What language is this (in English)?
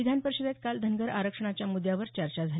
Marathi